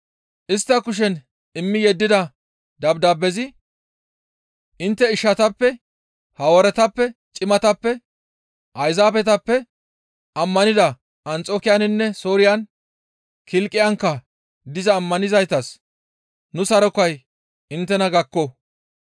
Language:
Gamo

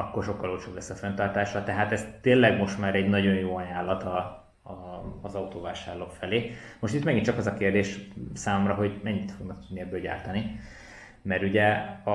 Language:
Hungarian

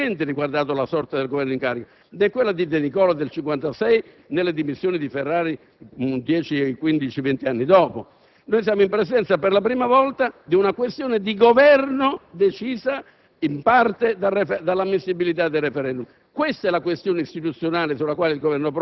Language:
Italian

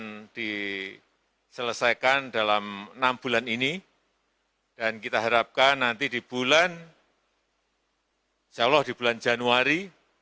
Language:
Indonesian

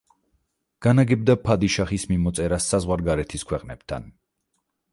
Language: Georgian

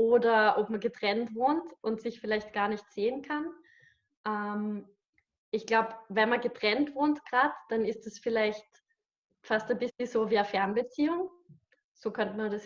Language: German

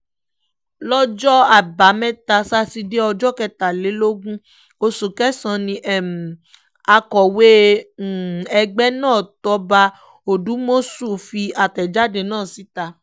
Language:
Yoruba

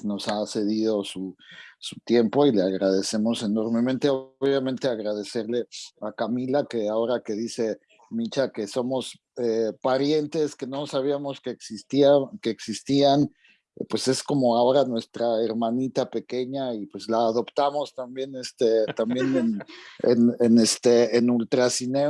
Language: Spanish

